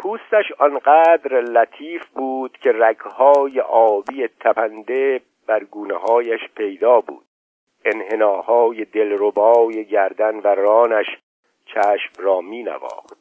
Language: Persian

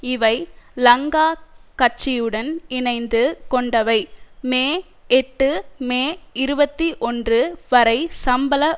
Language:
Tamil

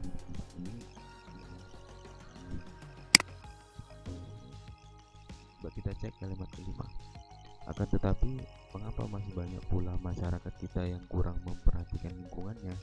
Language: Indonesian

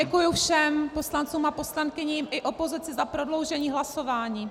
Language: Czech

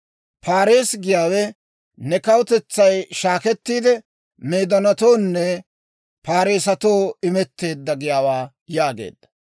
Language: Dawro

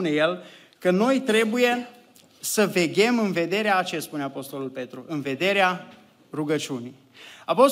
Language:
Romanian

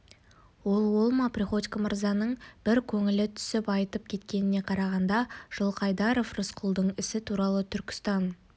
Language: Kazakh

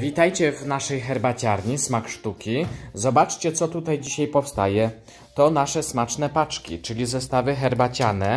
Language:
Polish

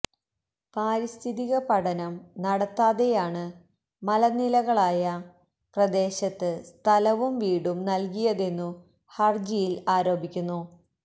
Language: Malayalam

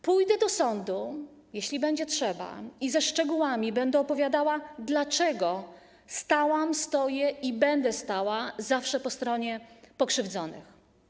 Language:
Polish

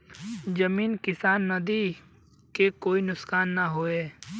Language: Bhojpuri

